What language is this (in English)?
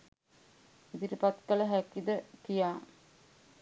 Sinhala